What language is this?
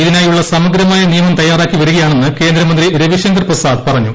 Malayalam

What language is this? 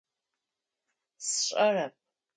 Adyghe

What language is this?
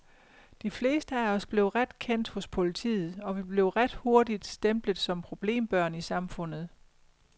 Danish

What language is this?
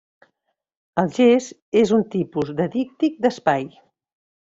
Catalan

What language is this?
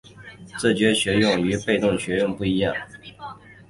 Chinese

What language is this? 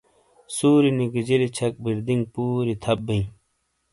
Shina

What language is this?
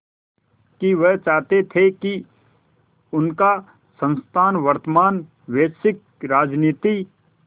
Hindi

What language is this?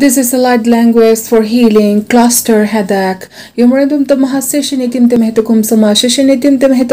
Romanian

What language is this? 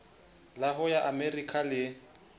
Southern Sotho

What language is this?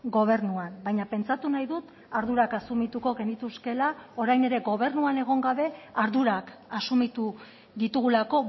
Basque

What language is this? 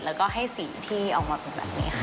Thai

